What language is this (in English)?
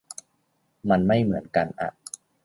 Thai